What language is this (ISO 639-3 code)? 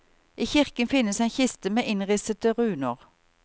nor